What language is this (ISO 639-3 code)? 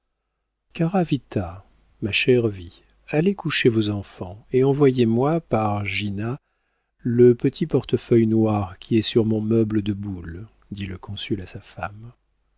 fra